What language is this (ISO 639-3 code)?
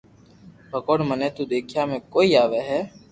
lrk